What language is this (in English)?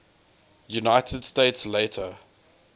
English